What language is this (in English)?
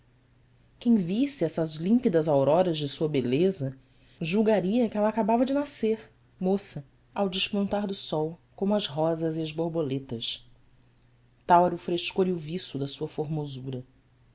Portuguese